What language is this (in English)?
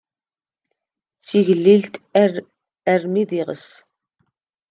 Kabyle